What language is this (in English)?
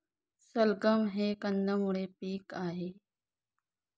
Marathi